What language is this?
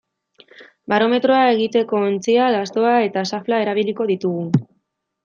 Basque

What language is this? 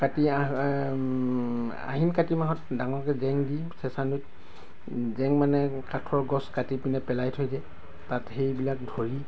Assamese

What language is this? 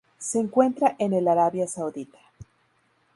Spanish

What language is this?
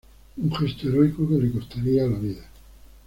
Spanish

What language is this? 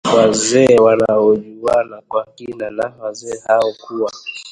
Swahili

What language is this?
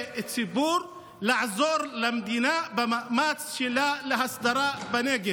Hebrew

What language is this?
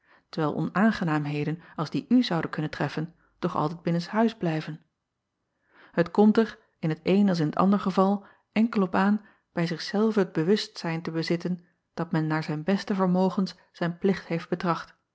Dutch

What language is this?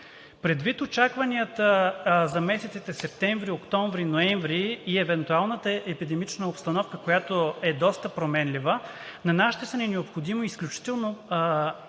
Bulgarian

